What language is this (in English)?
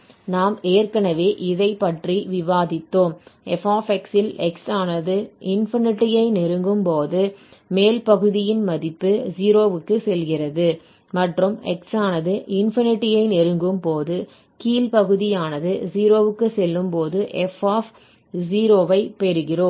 Tamil